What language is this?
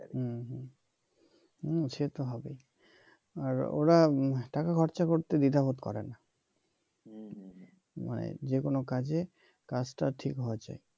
Bangla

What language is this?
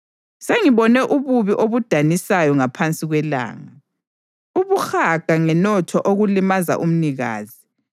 North Ndebele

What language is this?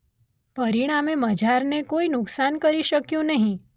Gujarati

